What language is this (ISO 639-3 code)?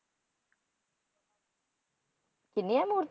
pan